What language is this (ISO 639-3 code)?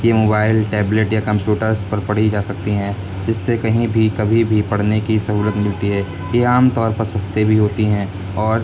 urd